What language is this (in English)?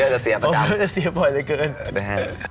Thai